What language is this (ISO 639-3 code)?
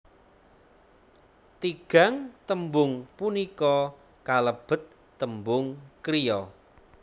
jav